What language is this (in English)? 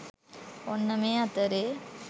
Sinhala